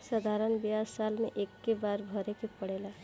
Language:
Bhojpuri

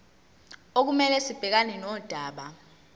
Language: Zulu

